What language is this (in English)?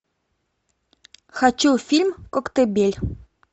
Russian